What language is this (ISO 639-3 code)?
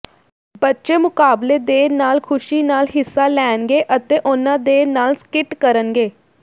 pan